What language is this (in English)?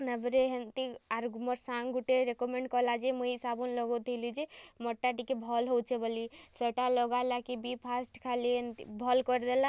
Odia